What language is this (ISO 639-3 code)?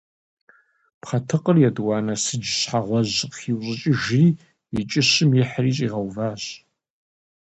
kbd